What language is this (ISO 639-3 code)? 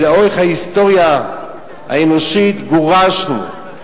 heb